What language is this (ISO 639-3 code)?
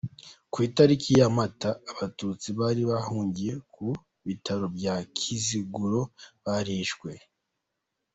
kin